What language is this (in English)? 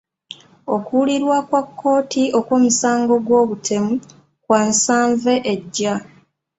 Ganda